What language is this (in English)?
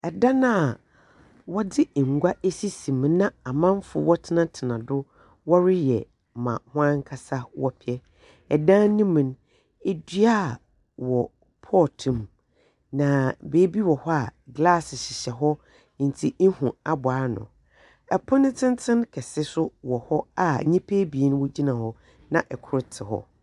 Akan